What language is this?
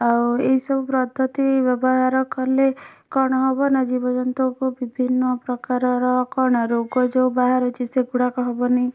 Odia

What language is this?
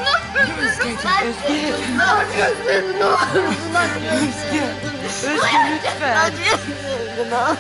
Turkish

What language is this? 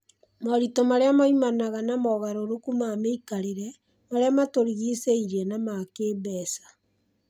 Kikuyu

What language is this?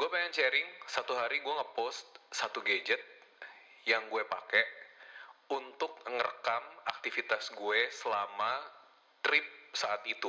Indonesian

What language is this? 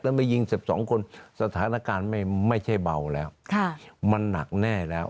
Thai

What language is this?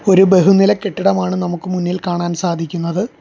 Malayalam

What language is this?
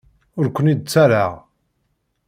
Kabyle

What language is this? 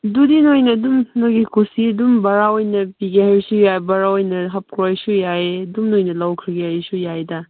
Manipuri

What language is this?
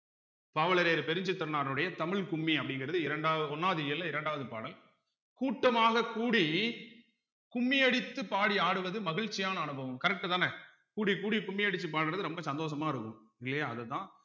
Tamil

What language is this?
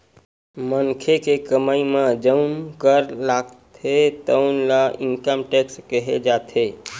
Chhattisgarhi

